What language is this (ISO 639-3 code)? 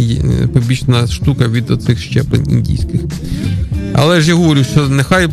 ukr